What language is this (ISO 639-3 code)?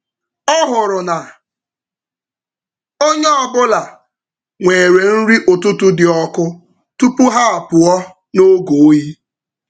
ibo